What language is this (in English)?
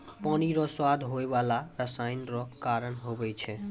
Maithili